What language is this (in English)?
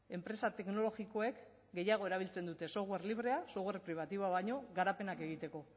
Basque